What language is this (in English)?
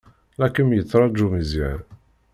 Kabyle